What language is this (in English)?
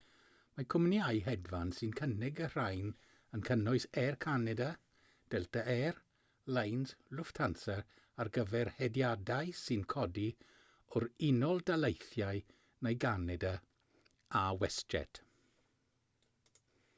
Welsh